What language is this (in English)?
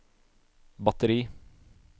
Norwegian